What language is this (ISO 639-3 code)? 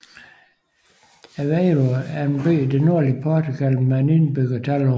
dan